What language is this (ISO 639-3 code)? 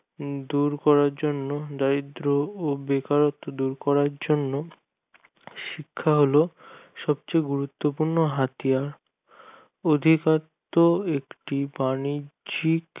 ben